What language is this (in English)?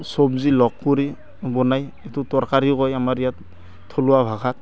Assamese